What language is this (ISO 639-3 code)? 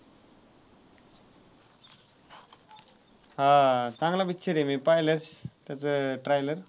mar